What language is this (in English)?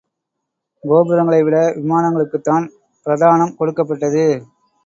Tamil